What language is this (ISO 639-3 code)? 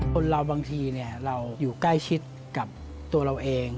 tha